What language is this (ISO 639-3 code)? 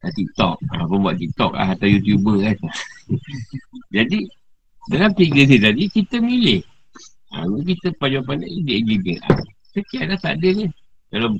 msa